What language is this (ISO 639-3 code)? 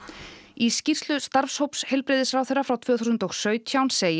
isl